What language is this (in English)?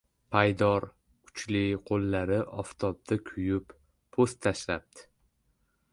Uzbek